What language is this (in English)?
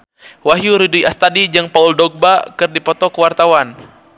Sundanese